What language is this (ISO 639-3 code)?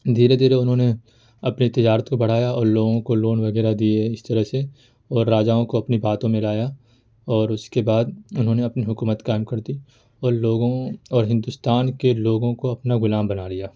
urd